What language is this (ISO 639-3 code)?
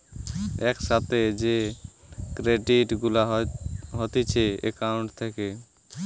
ben